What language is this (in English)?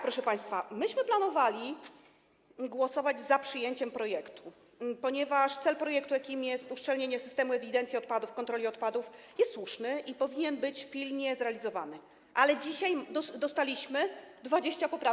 Polish